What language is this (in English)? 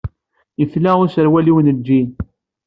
Kabyle